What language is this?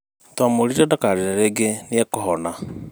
Kikuyu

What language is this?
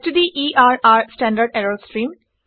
Assamese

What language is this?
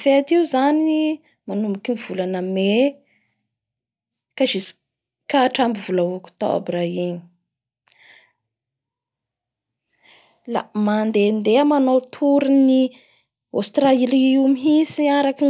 Bara Malagasy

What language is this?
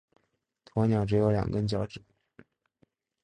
Chinese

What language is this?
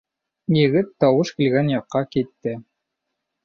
Bashkir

